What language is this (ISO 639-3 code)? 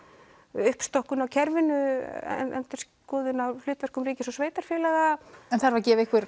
isl